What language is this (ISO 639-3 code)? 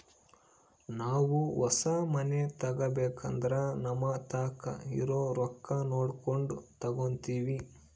kan